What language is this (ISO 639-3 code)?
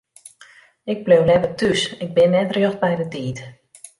fry